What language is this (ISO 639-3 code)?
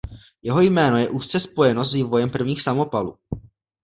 ces